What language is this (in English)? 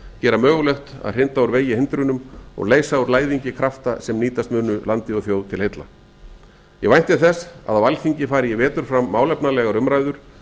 Icelandic